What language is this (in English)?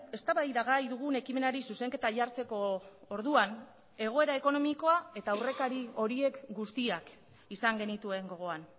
Basque